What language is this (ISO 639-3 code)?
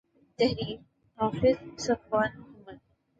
urd